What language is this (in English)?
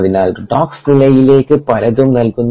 Malayalam